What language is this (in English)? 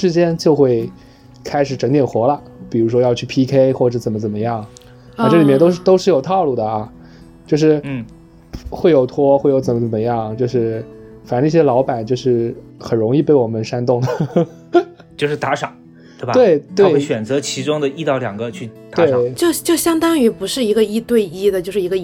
Chinese